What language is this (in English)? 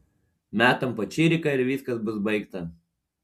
Lithuanian